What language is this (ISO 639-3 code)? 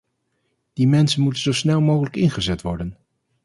nld